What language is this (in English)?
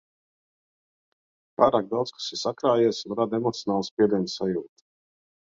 Latvian